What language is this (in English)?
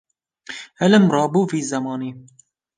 Kurdish